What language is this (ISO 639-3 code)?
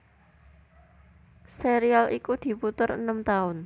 jav